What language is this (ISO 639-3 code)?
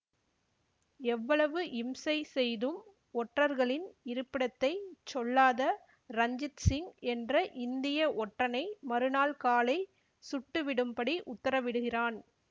tam